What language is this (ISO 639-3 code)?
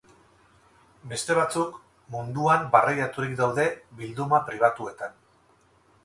eus